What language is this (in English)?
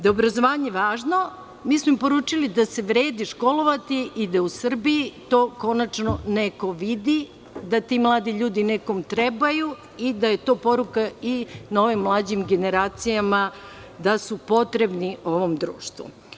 Serbian